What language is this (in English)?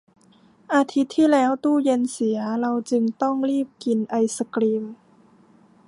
Thai